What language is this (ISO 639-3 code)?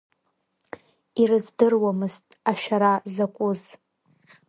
abk